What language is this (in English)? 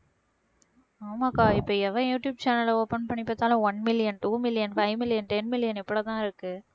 Tamil